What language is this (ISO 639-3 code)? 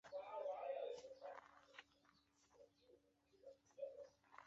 zho